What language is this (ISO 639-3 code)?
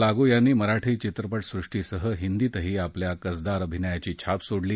mar